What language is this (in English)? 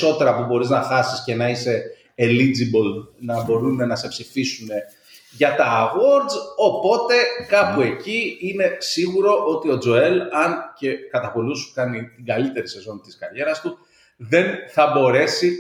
Greek